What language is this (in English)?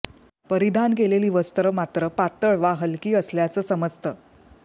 Marathi